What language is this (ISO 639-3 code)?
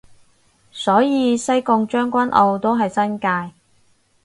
yue